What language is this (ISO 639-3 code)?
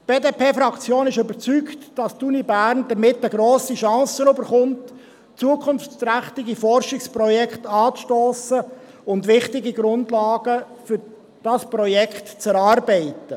gsw